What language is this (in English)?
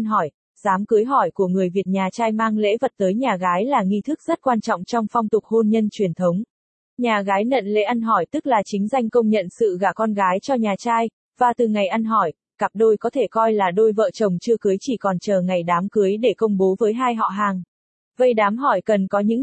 Vietnamese